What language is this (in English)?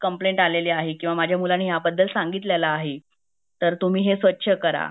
Marathi